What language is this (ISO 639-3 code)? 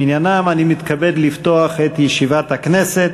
heb